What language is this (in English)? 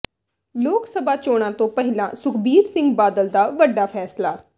Punjabi